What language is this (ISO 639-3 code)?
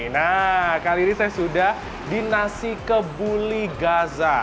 ind